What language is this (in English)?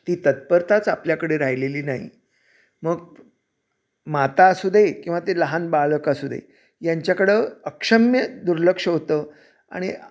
Marathi